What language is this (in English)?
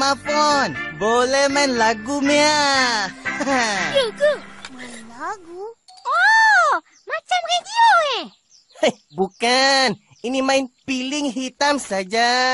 Malay